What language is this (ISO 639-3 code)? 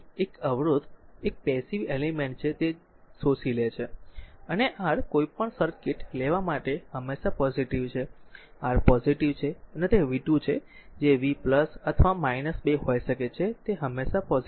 guj